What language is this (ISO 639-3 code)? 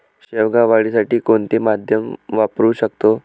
mar